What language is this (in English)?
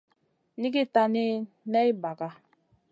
Masana